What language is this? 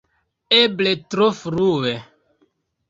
Esperanto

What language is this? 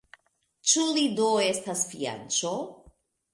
Esperanto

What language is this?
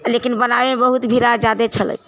Maithili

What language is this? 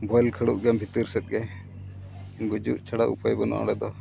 Santali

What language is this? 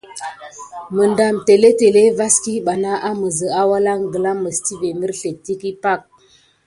Gidar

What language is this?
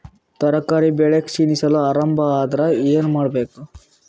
Kannada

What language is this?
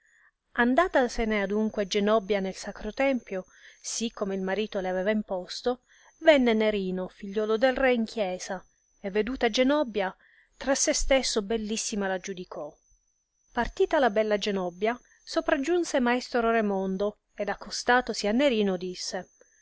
Italian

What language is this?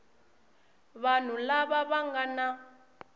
Tsonga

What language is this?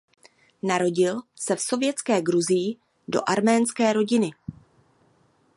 Czech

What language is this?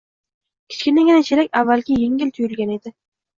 Uzbek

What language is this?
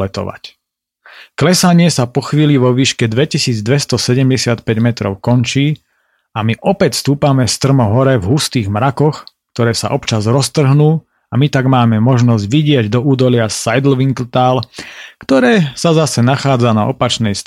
Slovak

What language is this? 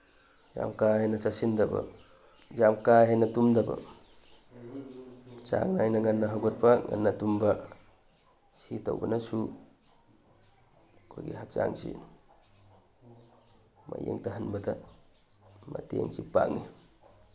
Manipuri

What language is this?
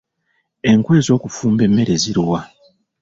Ganda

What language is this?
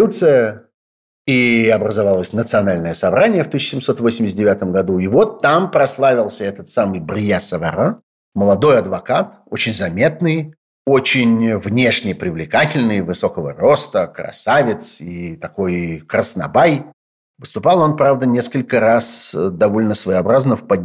Russian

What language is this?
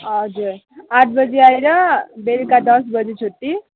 Nepali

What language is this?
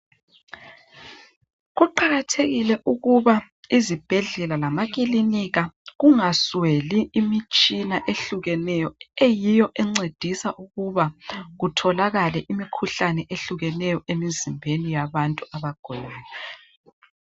North Ndebele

